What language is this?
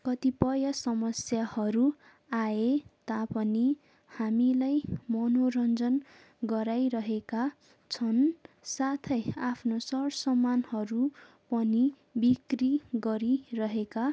Nepali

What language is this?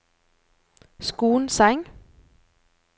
Norwegian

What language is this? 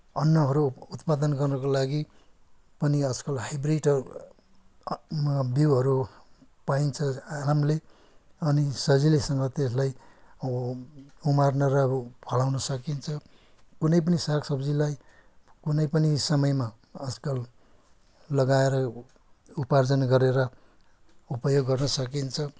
Nepali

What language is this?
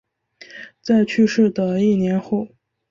Chinese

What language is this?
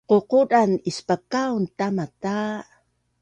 Bunun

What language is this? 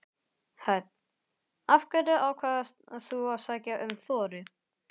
Icelandic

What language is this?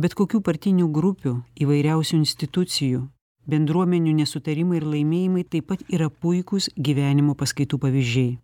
Lithuanian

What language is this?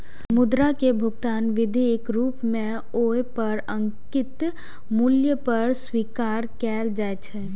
Maithili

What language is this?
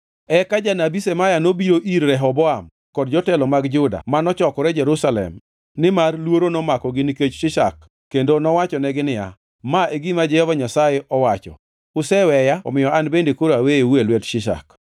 Luo (Kenya and Tanzania)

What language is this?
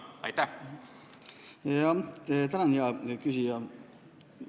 Estonian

